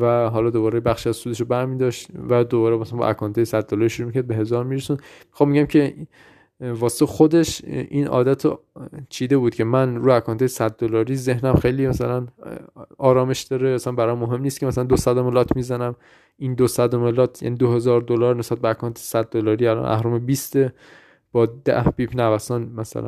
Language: Persian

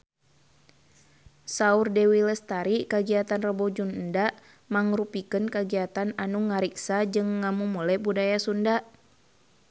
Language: Sundanese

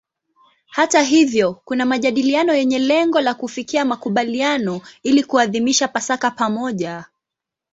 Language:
Swahili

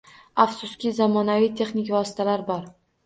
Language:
Uzbek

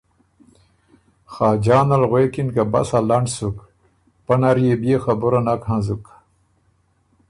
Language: Ormuri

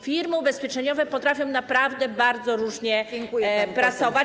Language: Polish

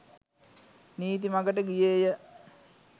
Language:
Sinhala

